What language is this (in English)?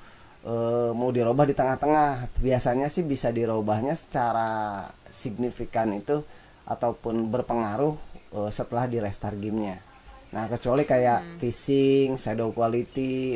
Indonesian